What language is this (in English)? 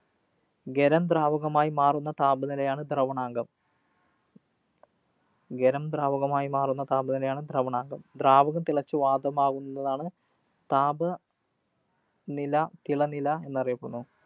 Malayalam